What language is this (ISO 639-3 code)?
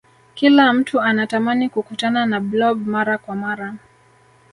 swa